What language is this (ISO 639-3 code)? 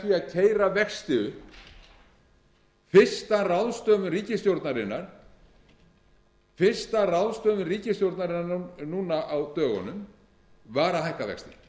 isl